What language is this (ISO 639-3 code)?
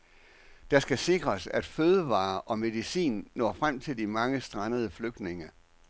dan